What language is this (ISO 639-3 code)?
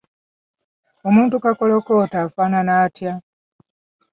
lug